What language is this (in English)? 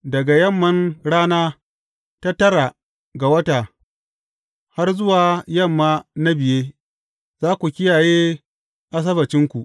Hausa